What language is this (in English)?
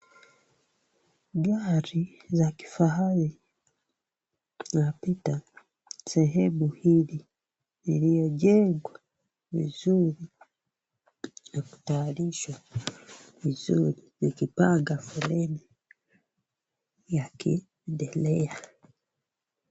Swahili